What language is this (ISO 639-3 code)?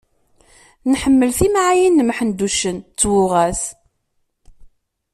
kab